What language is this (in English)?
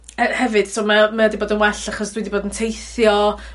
Welsh